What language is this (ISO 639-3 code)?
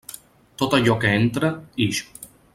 cat